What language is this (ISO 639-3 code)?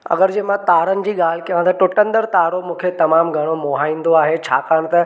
snd